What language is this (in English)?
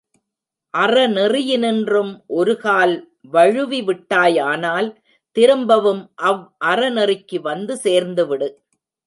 Tamil